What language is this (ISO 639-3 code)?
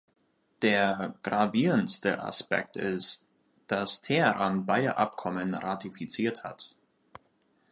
deu